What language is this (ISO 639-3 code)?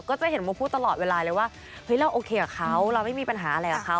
tha